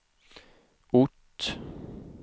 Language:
Swedish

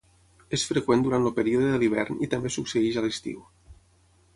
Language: Catalan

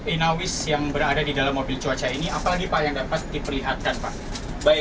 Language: Indonesian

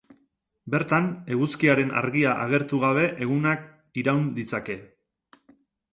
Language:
Basque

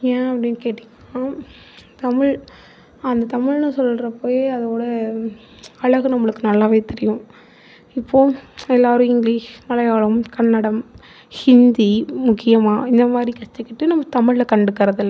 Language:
Tamil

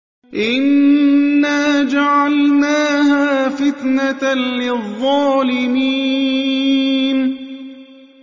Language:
Arabic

